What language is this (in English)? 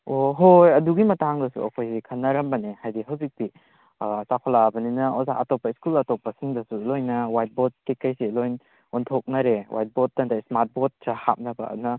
Manipuri